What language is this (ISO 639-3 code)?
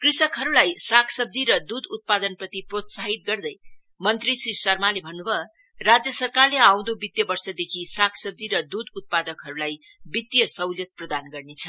nep